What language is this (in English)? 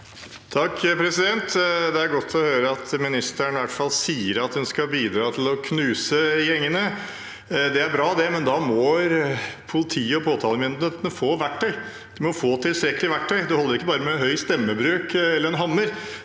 Norwegian